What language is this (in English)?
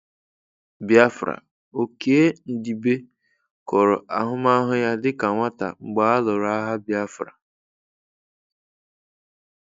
Igbo